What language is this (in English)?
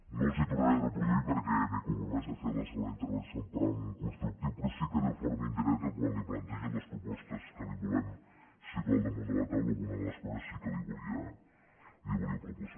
Catalan